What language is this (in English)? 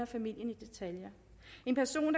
Danish